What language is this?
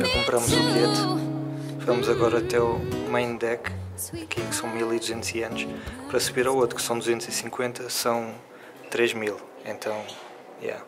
Portuguese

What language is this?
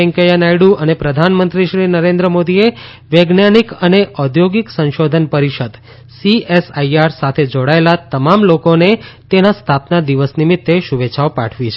Gujarati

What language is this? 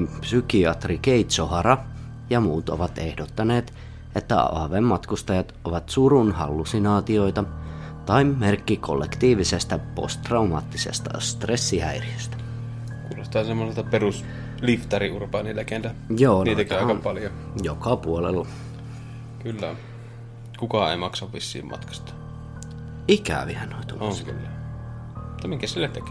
Finnish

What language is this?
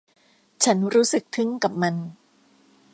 Thai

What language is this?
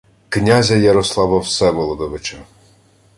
Ukrainian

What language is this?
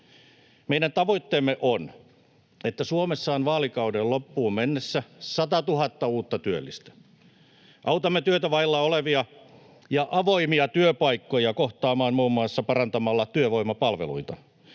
Finnish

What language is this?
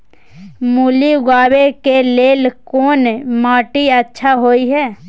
Maithili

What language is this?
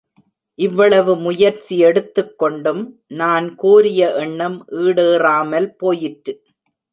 Tamil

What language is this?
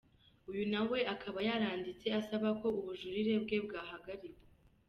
Kinyarwanda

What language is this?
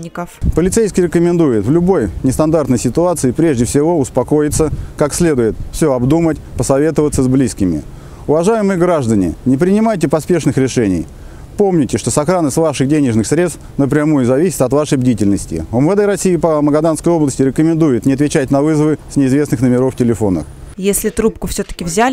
Russian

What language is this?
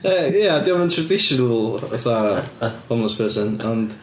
Welsh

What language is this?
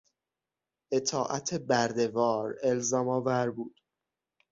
Persian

